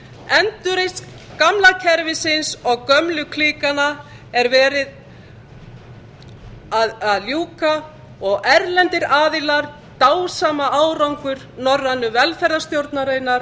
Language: Icelandic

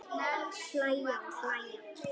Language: Icelandic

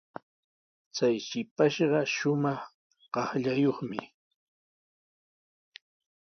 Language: Sihuas Ancash Quechua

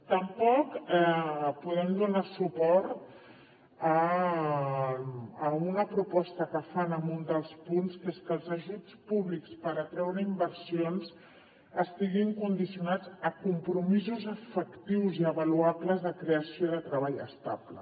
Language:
Catalan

